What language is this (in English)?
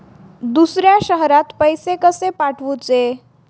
Marathi